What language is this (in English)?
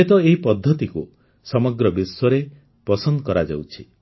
Odia